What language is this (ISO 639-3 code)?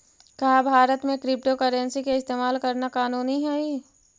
mag